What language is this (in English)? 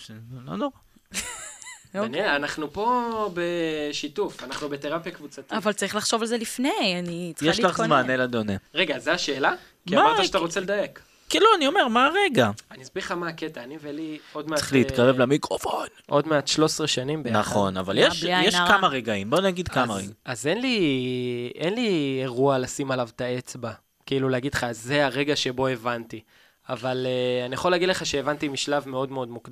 Hebrew